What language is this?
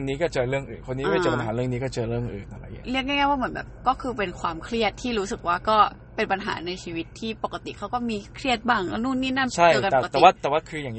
Thai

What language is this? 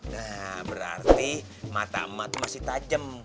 Indonesian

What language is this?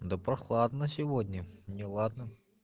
Russian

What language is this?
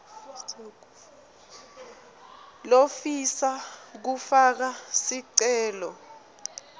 Swati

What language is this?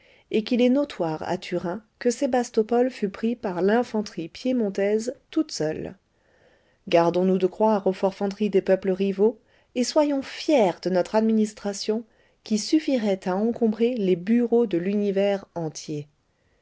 French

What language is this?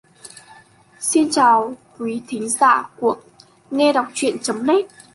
Vietnamese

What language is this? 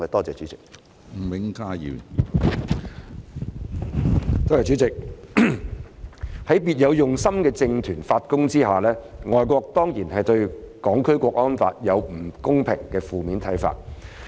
Cantonese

